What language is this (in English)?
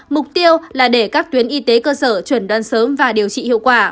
Vietnamese